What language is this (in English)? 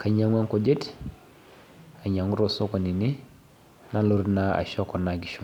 Masai